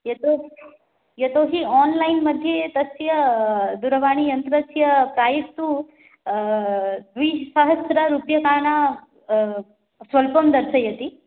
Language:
Sanskrit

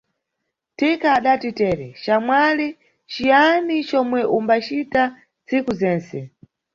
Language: Nyungwe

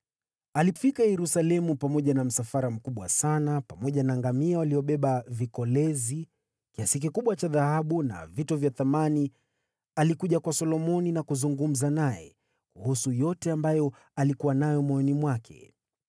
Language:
Swahili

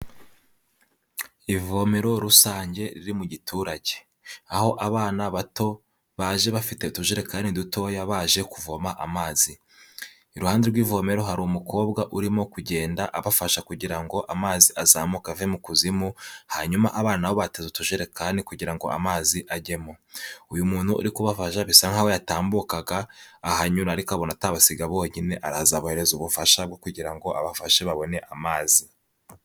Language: Kinyarwanda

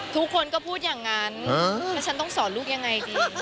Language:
Thai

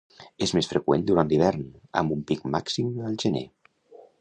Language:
Catalan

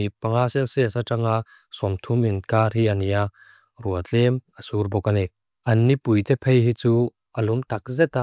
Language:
Mizo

